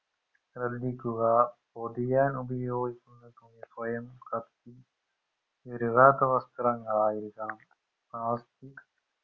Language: Malayalam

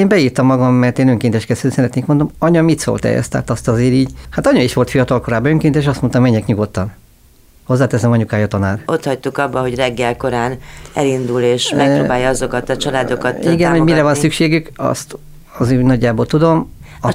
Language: Hungarian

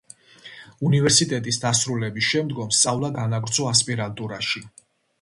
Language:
Georgian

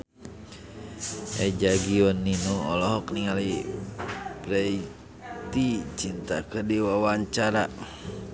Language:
Sundanese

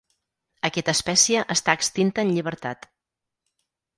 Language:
Catalan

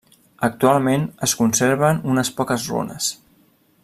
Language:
Catalan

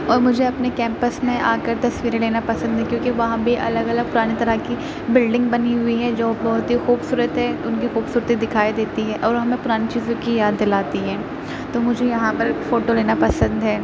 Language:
Urdu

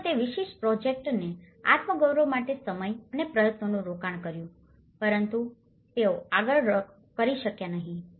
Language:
Gujarati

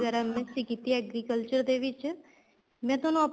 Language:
Punjabi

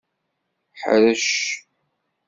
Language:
Kabyle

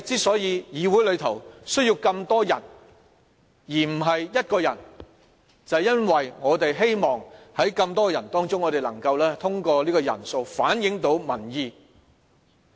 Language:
Cantonese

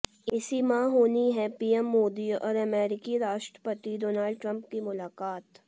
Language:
Hindi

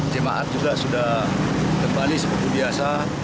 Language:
Indonesian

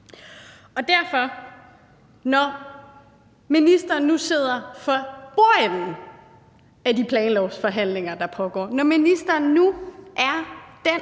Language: Danish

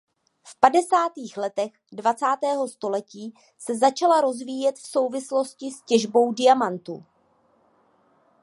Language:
Czech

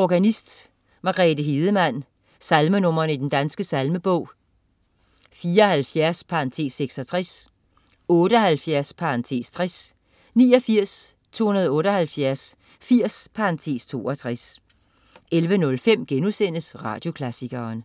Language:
Danish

